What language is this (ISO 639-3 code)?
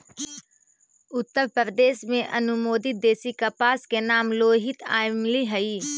mag